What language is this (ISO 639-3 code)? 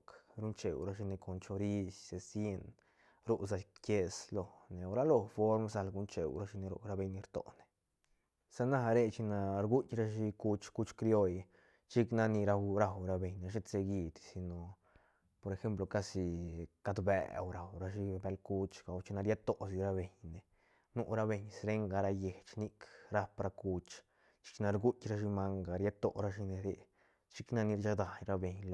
ztn